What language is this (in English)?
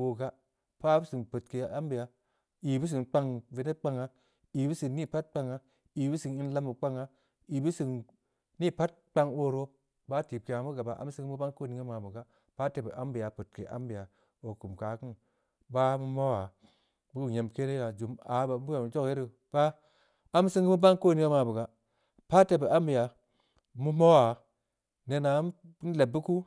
Samba Leko